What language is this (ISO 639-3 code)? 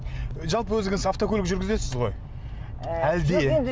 kaz